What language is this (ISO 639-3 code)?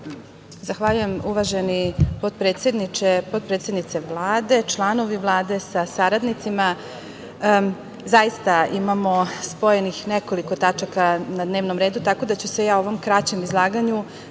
srp